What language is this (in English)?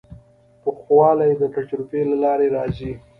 Pashto